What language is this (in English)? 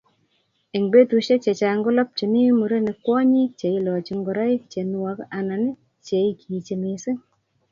Kalenjin